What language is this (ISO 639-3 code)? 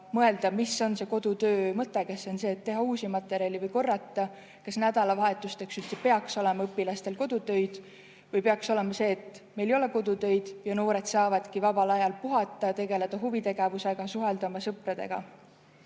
est